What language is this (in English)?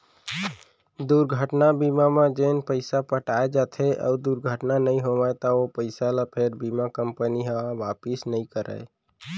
Chhattisgarhi